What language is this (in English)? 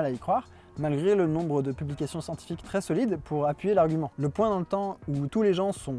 French